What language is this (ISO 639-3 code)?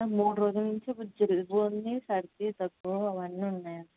tel